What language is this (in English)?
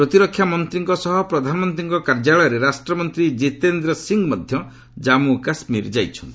Odia